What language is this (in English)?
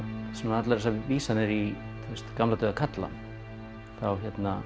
Icelandic